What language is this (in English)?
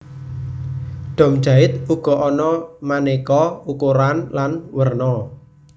Javanese